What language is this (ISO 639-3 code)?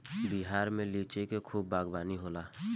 bho